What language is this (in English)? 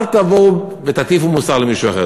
Hebrew